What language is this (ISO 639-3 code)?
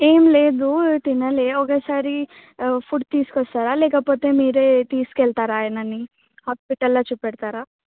tel